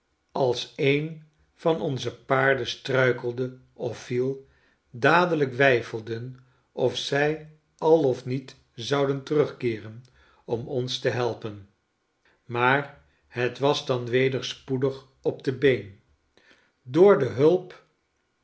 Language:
Dutch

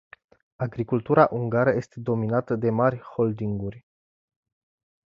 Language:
Romanian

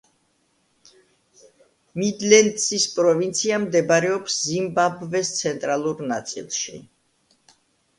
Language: Georgian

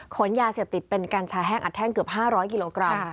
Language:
Thai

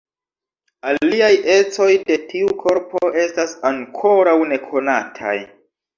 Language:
Esperanto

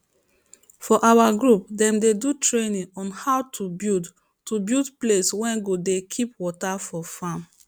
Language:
Nigerian Pidgin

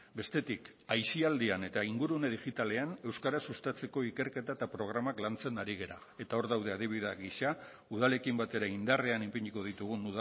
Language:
Basque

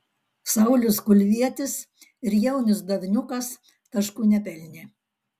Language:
Lithuanian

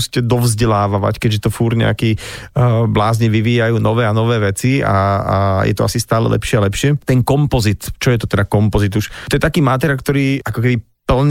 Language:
Slovak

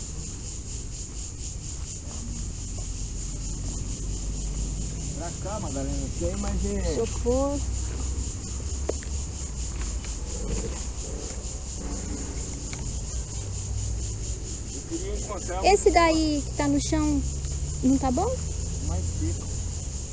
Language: Portuguese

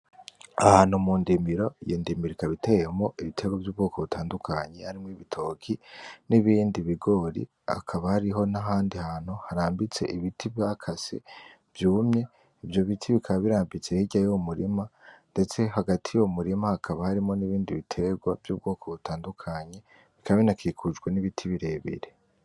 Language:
Rundi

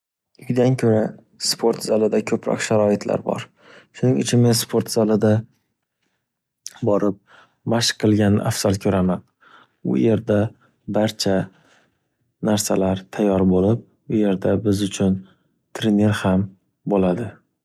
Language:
Uzbek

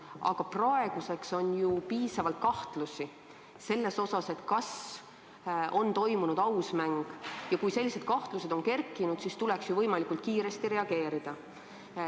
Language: Estonian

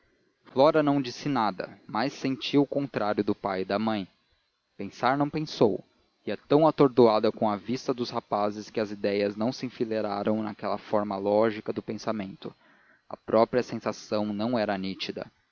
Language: Portuguese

